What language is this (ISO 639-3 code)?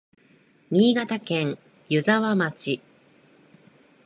jpn